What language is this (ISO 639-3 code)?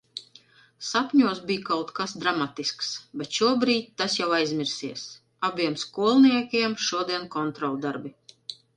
lav